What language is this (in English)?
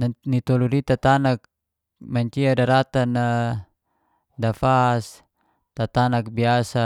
Geser-Gorom